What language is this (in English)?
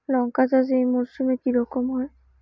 Bangla